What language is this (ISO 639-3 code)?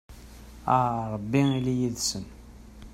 kab